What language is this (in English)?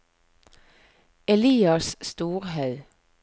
Norwegian